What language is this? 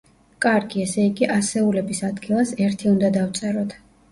Georgian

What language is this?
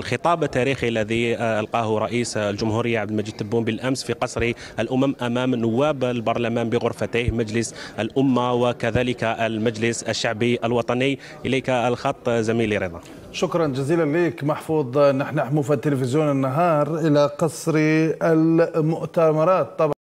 Arabic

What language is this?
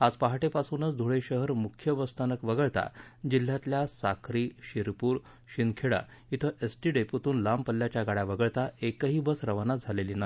Marathi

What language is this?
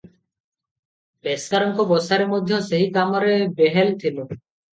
Odia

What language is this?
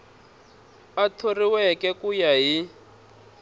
Tsonga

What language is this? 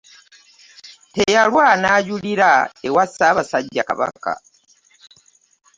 Ganda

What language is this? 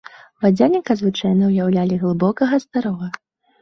Belarusian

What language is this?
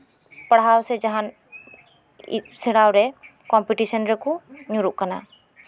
Santali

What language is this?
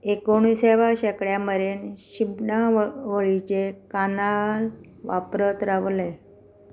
Konkani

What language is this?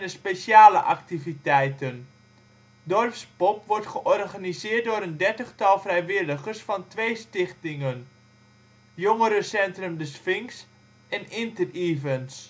Dutch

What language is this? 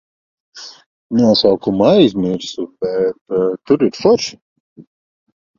Latvian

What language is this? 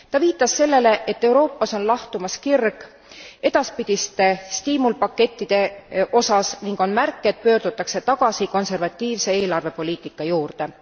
Estonian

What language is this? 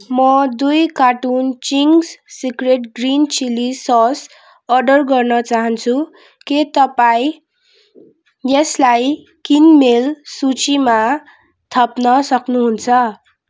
Nepali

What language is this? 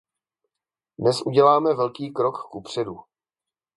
Czech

